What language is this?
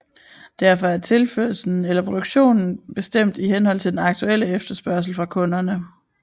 Danish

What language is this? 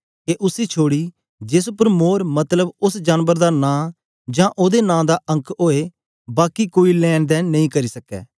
Dogri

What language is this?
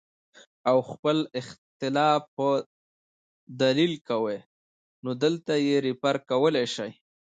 Pashto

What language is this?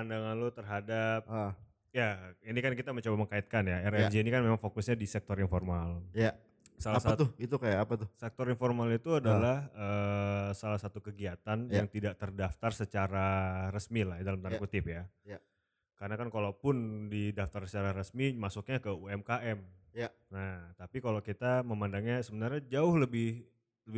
Indonesian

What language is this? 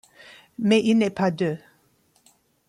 French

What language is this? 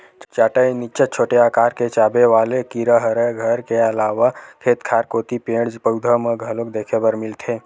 Chhattisgarhi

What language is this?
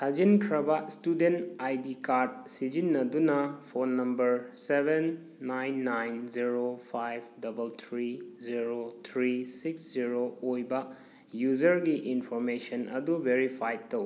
Manipuri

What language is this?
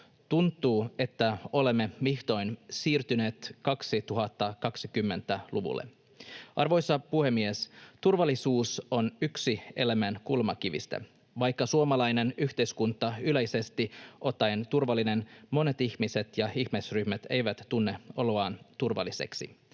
Finnish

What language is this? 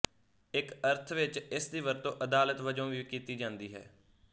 Punjabi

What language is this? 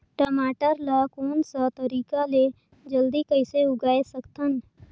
Chhattisgarhi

